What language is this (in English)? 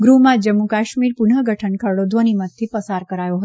Gujarati